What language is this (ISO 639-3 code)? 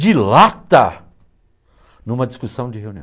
por